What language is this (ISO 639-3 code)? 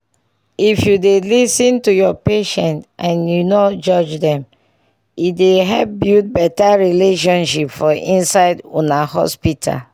pcm